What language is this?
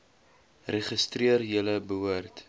Afrikaans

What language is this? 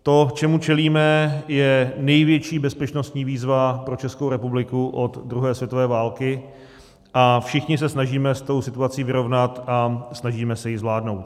Czech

